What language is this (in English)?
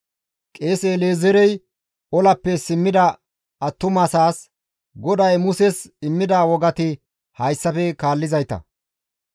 Gamo